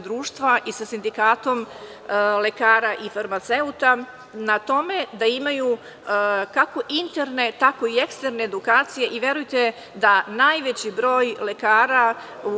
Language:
Serbian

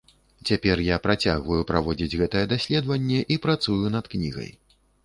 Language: Belarusian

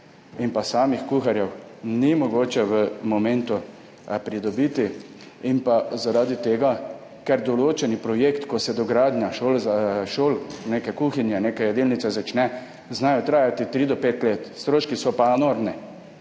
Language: Slovenian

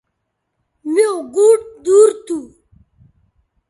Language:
Bateri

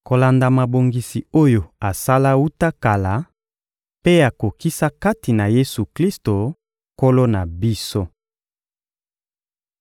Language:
Lingala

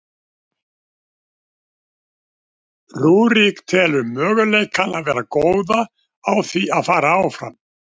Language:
Icelandic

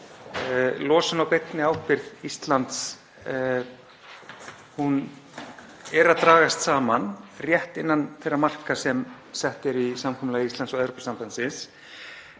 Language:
Icelandic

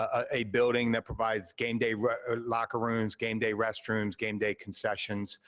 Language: English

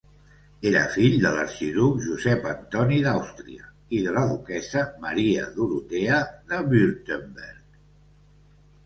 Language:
Catalan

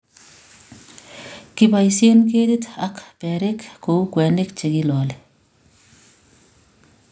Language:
Kalenjin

